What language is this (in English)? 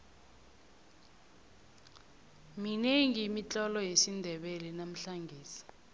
South Ndebele